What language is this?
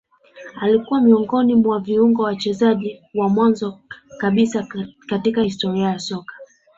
Swahili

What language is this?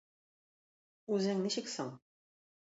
Tatar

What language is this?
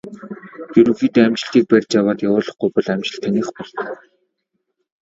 Mongolian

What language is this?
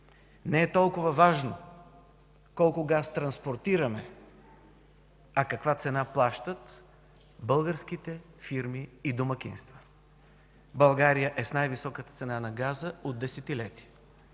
Bulgarian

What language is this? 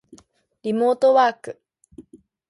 Japanese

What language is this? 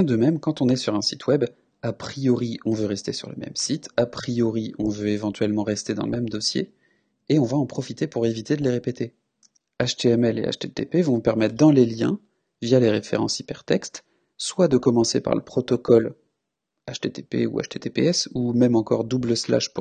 French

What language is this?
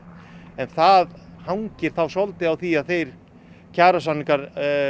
Icelandic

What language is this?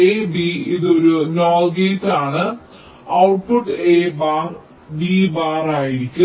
Malayalam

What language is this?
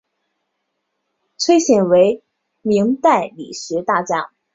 Chinese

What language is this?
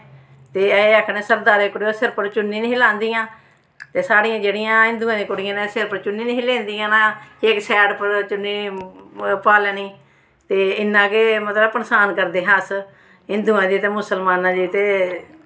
Dogri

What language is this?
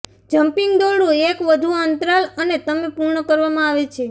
Gujarati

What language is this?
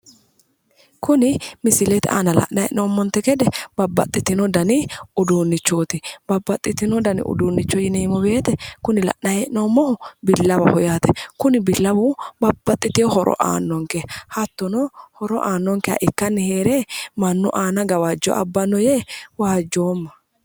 Sidamo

